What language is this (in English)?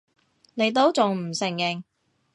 Cantonese